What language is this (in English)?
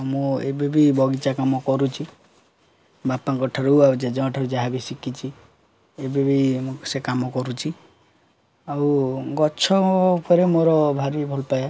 Odia